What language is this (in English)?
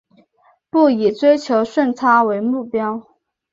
Chinese